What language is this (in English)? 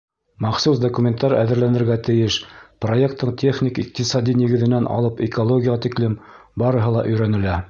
Bashkir